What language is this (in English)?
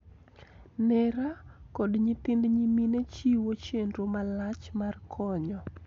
Luo (Kenya and Tanzania)